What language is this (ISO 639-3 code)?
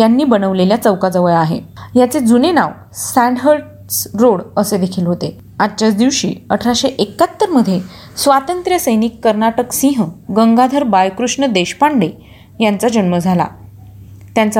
mar